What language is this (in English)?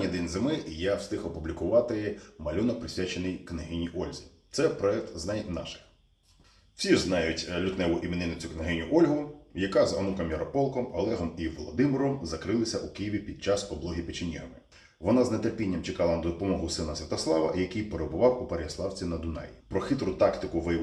Ukrainian